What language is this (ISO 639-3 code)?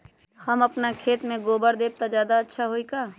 mag